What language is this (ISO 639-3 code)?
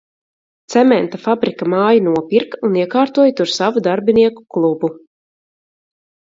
lav